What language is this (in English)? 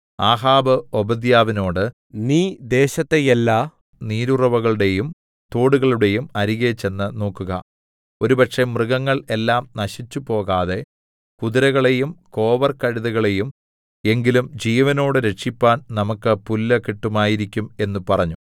Malayalam